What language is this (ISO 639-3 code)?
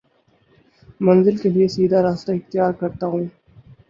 urd